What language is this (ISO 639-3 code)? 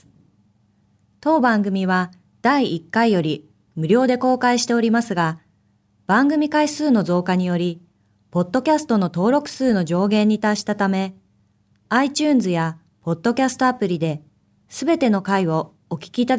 jpn